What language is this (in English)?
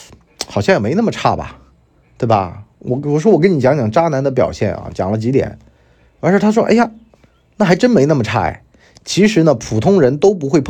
Chinese